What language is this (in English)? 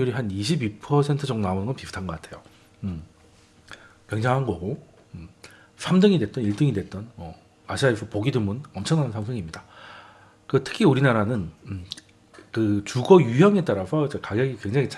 Korean